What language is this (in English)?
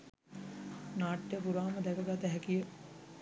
Sinhala